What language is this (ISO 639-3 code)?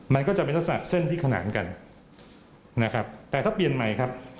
tha